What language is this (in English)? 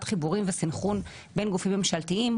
Hebrew